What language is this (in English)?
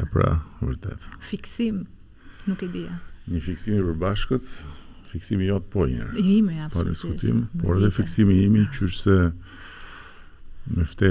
Romanian